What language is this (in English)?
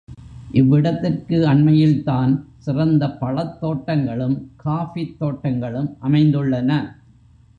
Tamil